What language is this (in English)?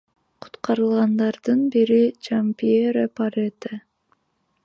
Kyrgyz